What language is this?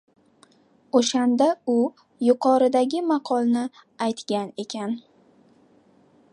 Uzbek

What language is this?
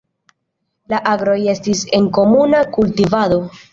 Esperanto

